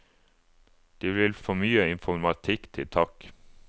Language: Norwegian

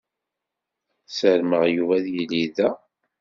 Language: Kabyle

